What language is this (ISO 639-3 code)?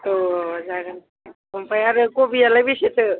brx